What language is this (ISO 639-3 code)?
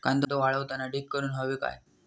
mar